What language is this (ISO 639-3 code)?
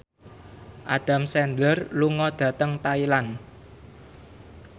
jav